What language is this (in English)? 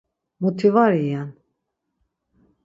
Laz